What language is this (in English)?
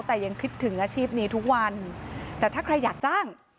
Thai